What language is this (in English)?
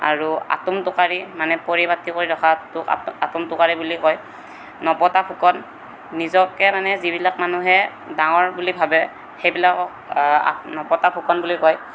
Assamese